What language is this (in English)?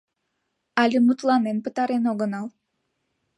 Mari